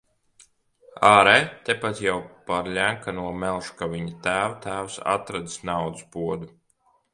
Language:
Latvian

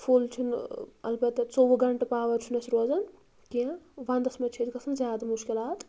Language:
Kashmiri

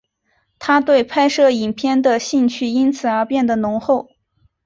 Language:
Chinese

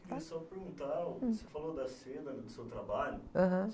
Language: Portuguese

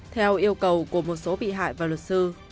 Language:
Vietnamese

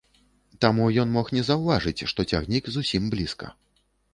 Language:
Belarusian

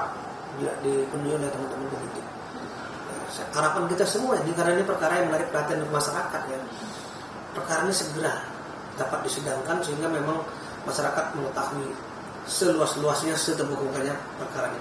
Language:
Indonesian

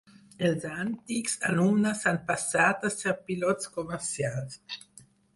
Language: Catalan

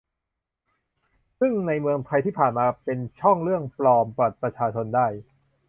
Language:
Thai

